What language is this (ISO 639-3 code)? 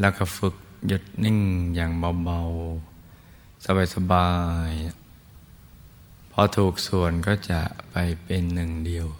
tha